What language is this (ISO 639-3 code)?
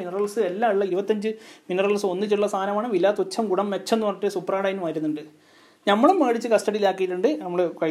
mal